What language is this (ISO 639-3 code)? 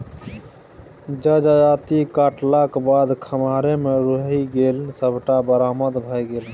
mai